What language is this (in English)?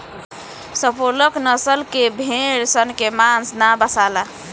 Bhojpuri